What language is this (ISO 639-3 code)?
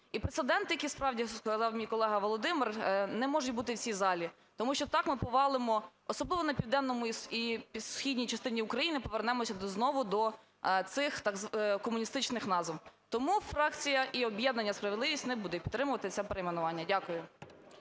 ukr